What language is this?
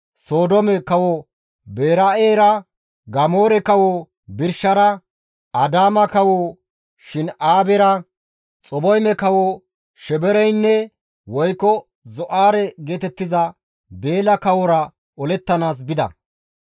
Gamo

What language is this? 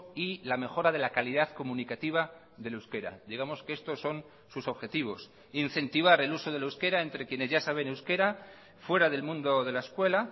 Spanish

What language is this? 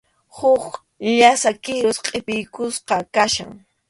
Arequipa-La Unión Quechua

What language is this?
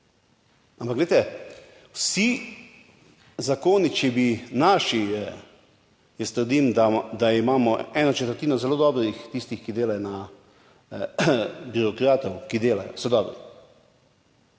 Slovenian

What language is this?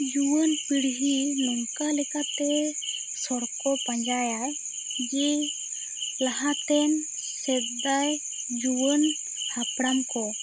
Santali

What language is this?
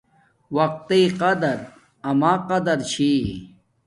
Domaaki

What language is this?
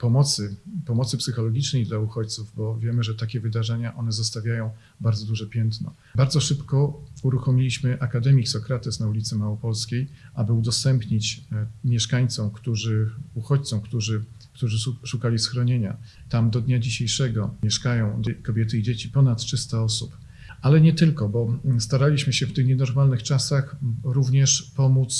Polish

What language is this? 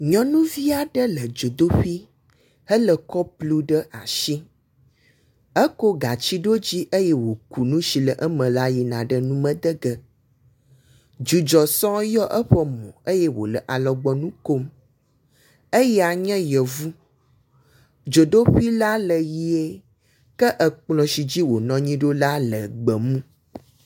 Ewe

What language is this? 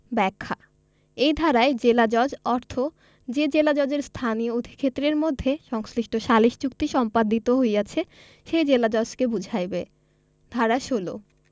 Bangla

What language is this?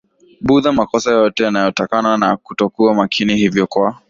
Swahili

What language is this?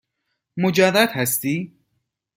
Persian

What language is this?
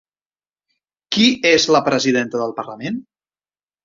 Catalan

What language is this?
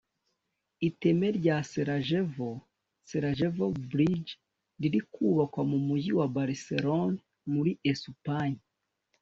Kinyarwanda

